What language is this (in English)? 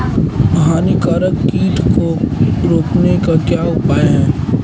Hindi